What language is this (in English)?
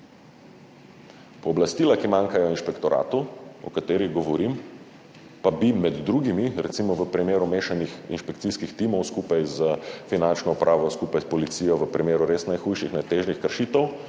Slovenian